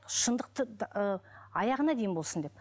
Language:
Kazakh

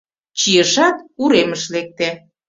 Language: Mari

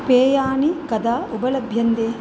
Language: Sanskrit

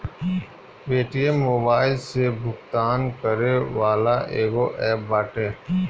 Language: Bhojpuri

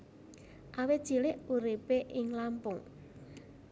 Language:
Javanese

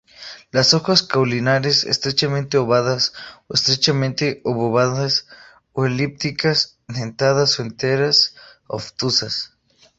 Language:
Spanish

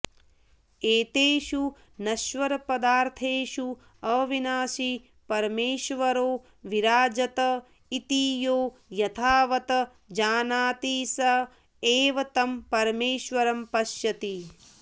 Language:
Sanskrit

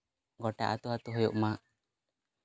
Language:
Santali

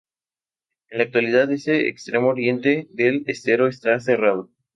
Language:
Spanish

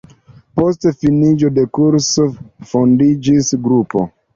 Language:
Esperanto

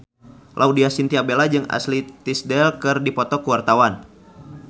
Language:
Sundanese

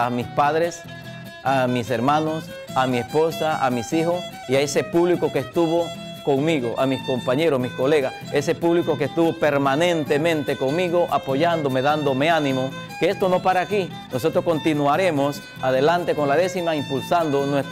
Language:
Spanish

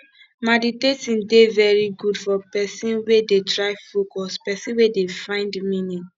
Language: Nigerian Pidgin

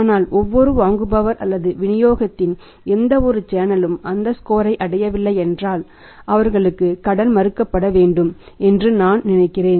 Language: Tamil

